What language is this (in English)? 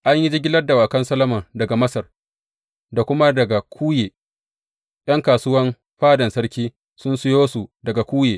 Hausa